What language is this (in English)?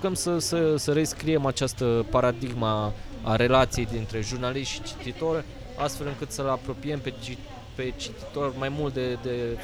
Romanian